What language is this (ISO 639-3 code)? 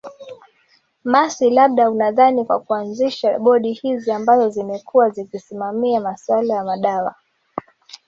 swa